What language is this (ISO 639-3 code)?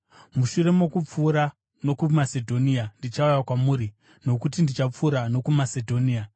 sna